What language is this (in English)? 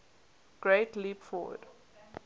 English